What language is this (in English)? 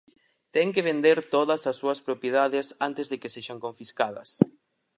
Galician